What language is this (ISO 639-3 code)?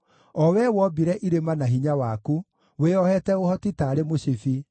kik